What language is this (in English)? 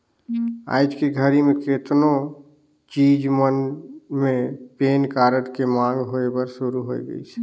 Chhattisgarhi